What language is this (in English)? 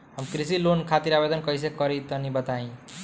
Bhojpuri